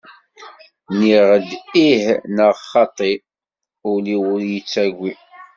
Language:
Kabyle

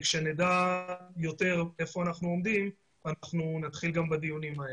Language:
Hebrew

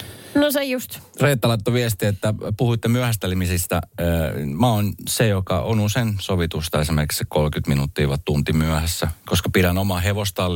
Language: Finnish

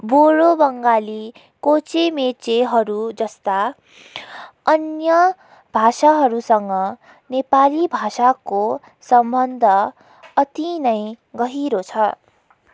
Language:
Nepali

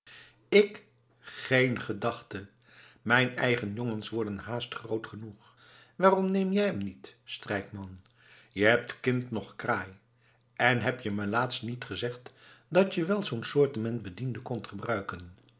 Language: Dutch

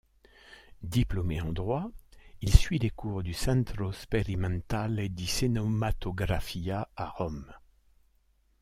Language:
French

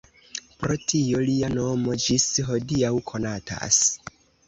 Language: Esperanto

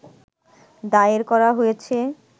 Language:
Bangla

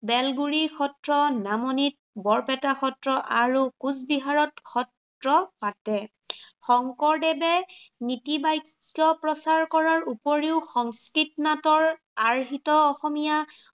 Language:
Assamese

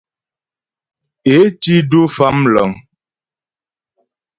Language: Ghomala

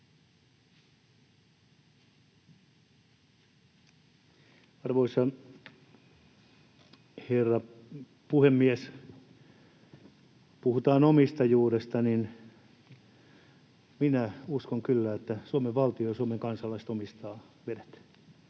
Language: Finnish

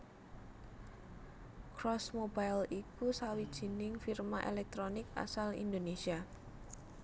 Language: Javanese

